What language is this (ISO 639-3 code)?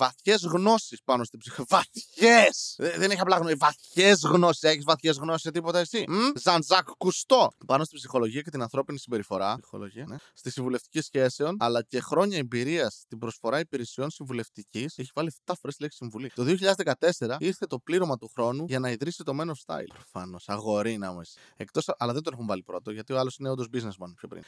ell